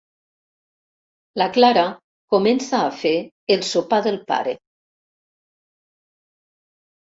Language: Catalan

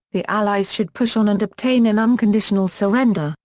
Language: English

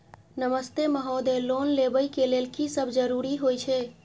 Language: Maithili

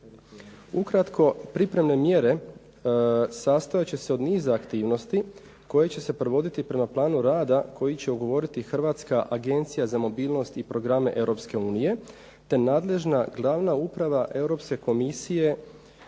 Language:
Croatian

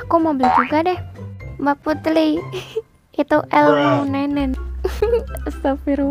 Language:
Indonesian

